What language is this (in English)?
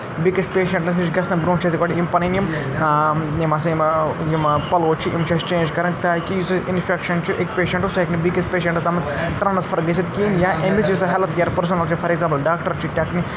Kashmiri